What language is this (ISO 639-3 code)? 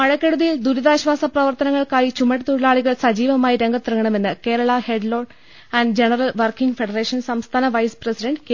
mal